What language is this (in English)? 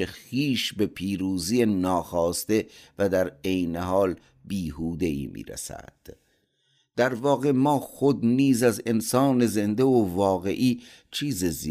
Persian